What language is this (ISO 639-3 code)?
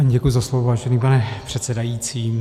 ces